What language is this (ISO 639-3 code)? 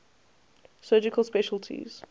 eng